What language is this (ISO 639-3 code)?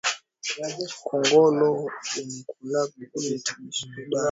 swa